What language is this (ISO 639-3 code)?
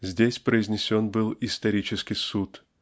rus